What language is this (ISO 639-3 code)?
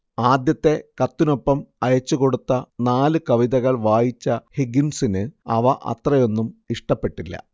mal